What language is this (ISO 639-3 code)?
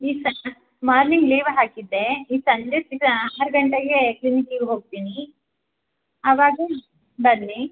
kan